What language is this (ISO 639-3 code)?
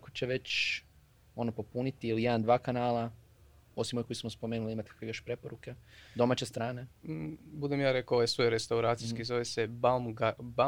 hrv